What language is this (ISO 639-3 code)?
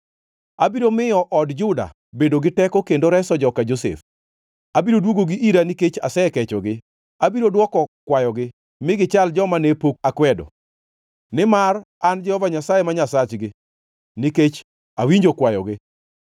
luo